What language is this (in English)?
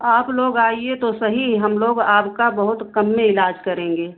Hindi